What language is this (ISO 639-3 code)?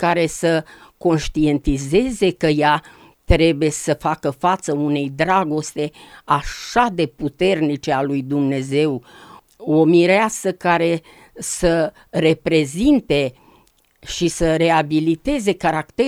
ron